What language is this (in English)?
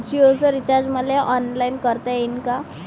Marathi